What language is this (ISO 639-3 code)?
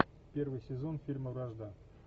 rus